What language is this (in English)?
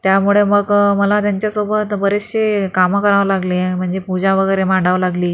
Marathi